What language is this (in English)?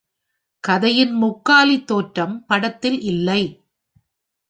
Tamil